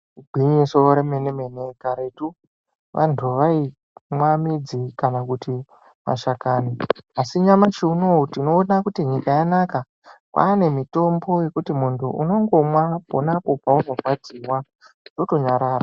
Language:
Ndau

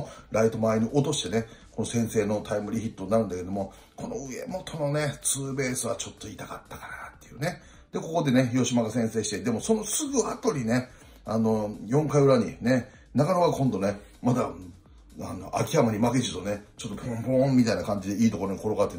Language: Japanese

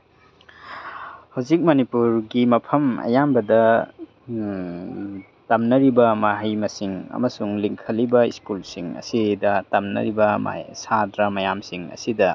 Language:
Manipuri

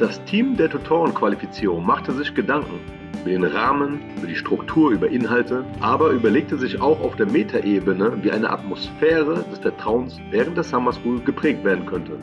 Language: German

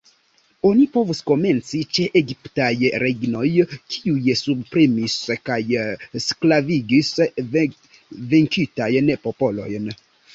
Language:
Esperanto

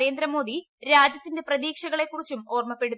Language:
Malayalam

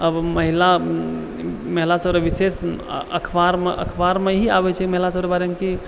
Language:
Maithili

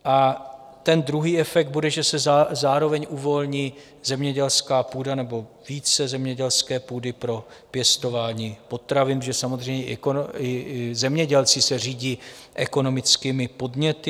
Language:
Czech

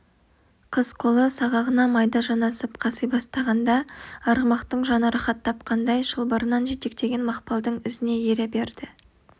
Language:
Kazakh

